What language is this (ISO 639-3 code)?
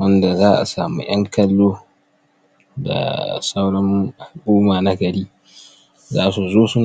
hau